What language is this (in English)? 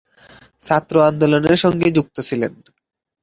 Bangla